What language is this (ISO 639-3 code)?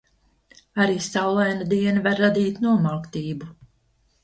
lav